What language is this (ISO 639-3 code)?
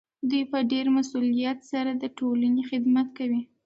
pus